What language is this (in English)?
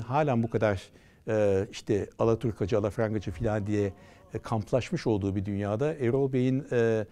Turkish